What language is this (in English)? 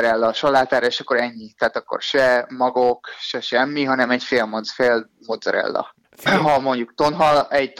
Hungarian